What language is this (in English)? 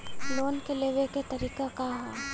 Bhojpuri